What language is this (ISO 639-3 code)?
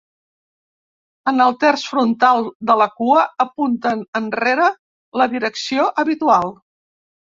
cat